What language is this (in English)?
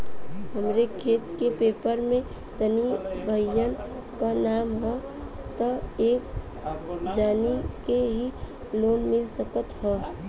Bhojpuri